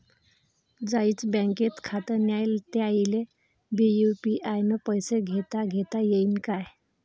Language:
Marathi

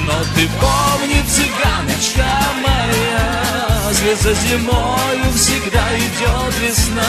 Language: Russian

